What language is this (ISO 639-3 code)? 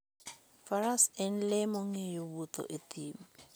luo